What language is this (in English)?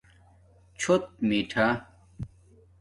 Domaaki